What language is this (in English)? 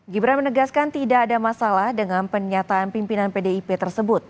Indonesian